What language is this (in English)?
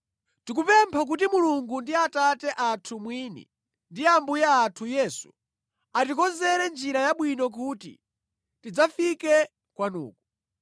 Nyanja